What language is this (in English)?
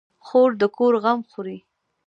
Pashto